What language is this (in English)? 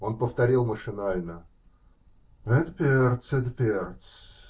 Russian